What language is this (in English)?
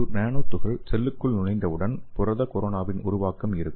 Tamil